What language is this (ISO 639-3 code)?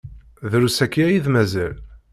kab